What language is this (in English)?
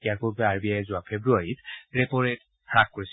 Assamese